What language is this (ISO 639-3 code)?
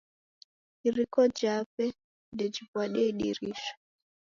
dav